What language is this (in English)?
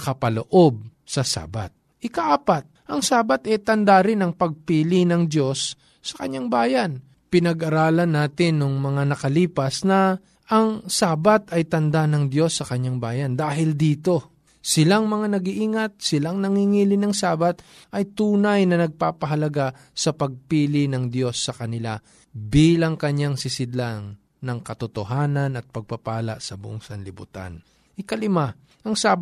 Filipino